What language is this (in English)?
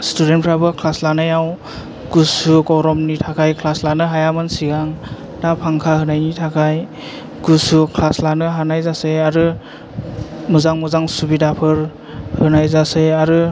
Bodo